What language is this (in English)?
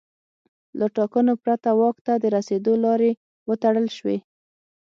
Pashto